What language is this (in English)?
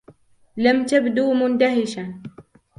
Arabic